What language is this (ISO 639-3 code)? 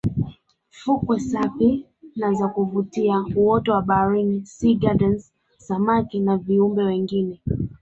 swa